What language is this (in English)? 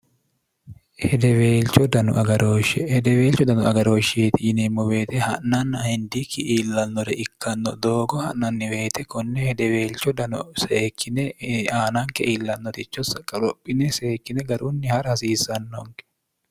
Sidamo